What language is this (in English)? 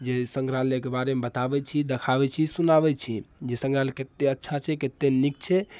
Maithili